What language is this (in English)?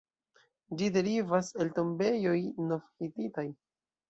Esperanto